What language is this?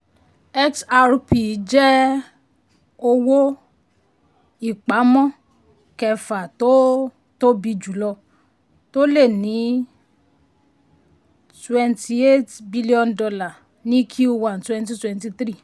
Yoruba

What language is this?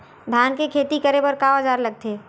Chhattisgarhi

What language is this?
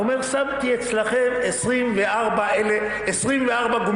Hebrew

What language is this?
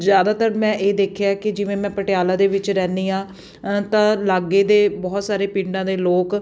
Punjabi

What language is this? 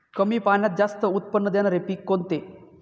Marathi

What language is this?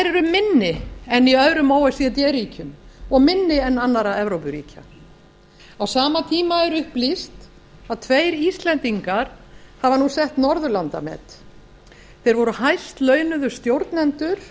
Icelandic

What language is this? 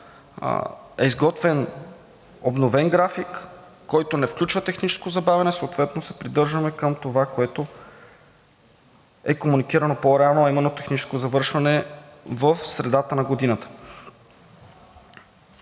Bulgarian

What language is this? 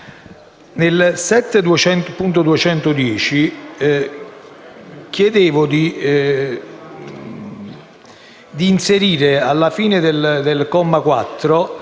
Italian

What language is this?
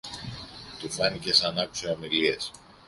Greek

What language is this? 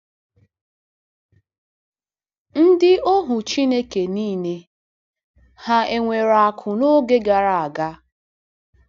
Igbo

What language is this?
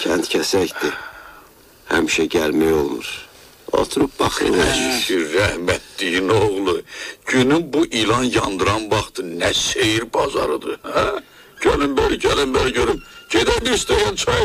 Turkish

